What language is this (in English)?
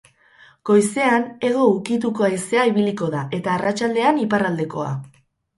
Basque